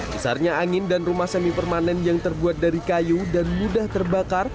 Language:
Indonesian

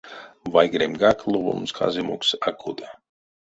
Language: Erzya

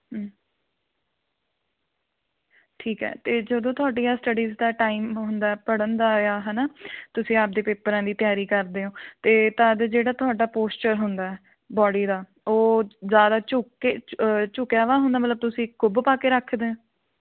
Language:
Punjabi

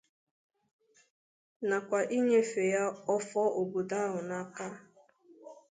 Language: Igbo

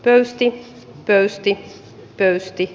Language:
Finnish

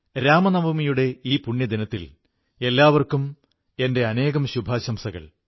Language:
Malayalam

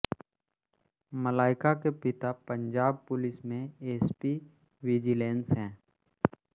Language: Hindi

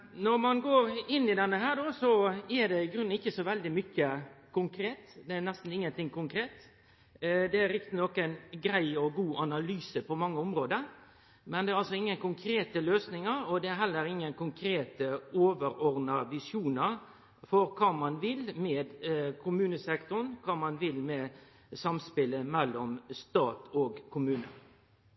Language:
Norwegian Nynorsk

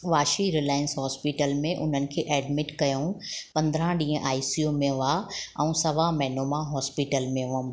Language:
Sindhi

